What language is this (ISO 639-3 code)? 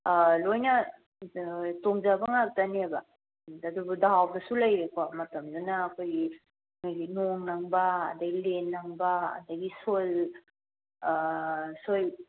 mni